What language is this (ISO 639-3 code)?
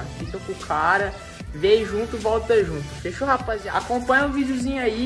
por